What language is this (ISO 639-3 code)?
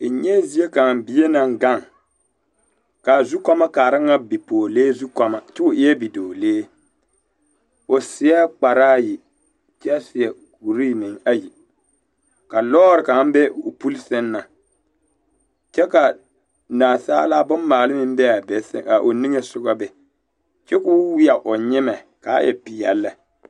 dga